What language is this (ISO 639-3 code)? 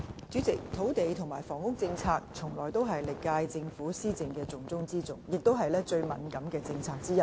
yue